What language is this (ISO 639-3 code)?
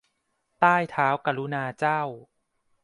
tha